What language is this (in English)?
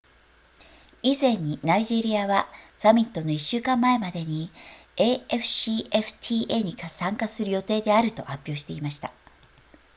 Japanese